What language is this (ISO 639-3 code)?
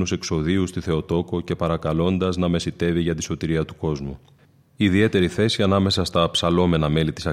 ell